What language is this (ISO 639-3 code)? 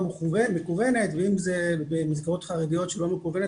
heb